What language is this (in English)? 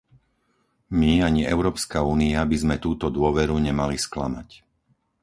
Slovak